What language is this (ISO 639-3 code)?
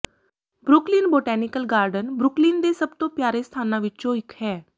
pan